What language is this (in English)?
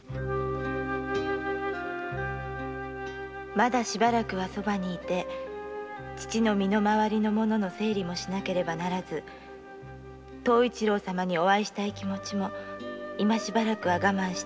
Japanese